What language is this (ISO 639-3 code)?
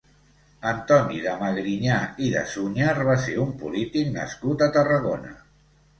cat